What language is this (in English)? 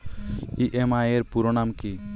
Bangla